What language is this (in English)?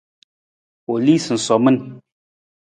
Nawdm